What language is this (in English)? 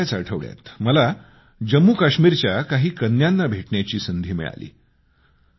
Marathi